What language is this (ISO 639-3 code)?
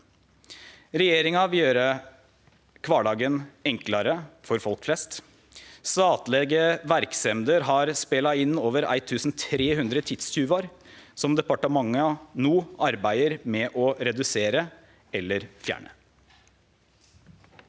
nor